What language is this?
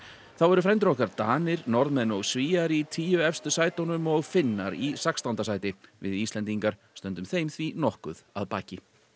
Icelandic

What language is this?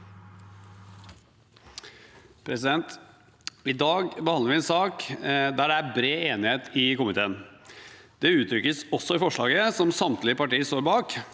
Norwegian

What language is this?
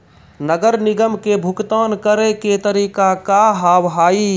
Maithili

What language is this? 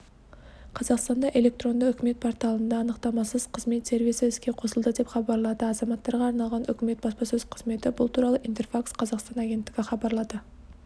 Kazakh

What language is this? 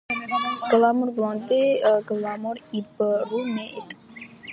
Georgian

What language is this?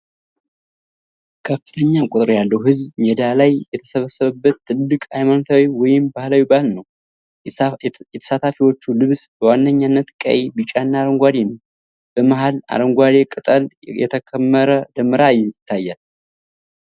Amharic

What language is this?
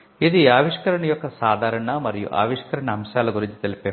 Telugu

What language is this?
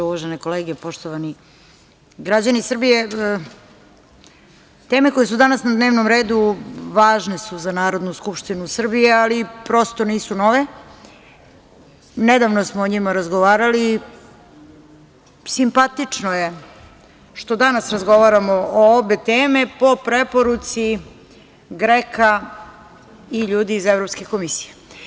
Serbian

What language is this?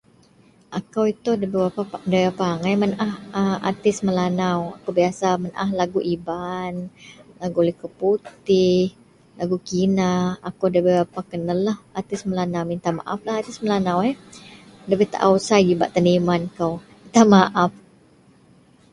Central Melanau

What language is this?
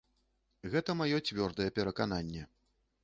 Belarusian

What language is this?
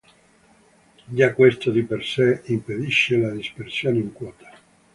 Italian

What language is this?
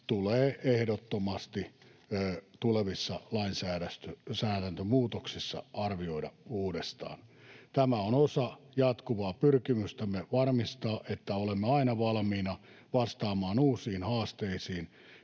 Finnish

